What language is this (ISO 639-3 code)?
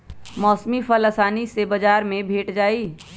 mag